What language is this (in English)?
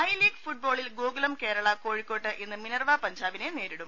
Malayalam